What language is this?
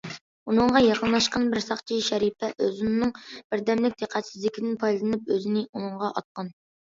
Uyghur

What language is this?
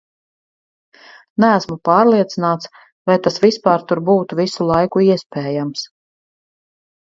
Latvian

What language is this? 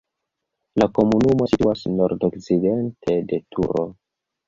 Esperanto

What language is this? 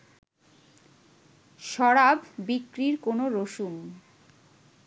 Bangla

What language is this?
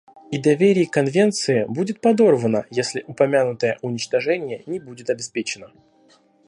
Russian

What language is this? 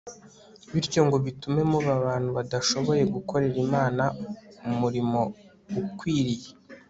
Kinyarwanda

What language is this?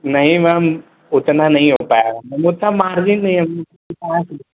Hindi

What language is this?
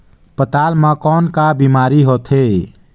Chhattisgarhi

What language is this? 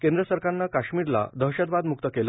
Marathi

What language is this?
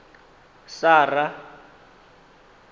Venda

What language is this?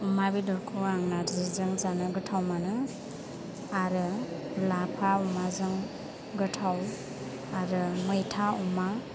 Bodo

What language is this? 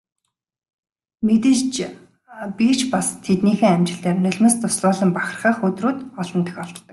Mongolian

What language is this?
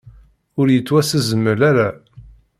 Kabyle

